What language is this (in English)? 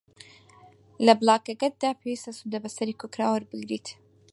Central Kurdish